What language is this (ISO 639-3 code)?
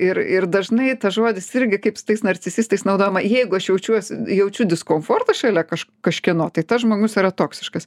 lit